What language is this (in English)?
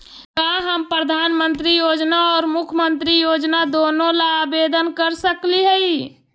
Magahi